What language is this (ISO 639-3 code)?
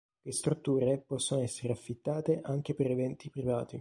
ita